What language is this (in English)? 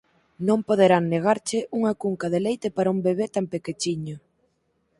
Galician